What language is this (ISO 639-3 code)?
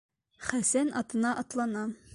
bak